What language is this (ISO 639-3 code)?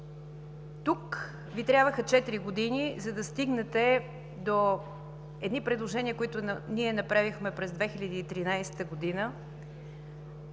bul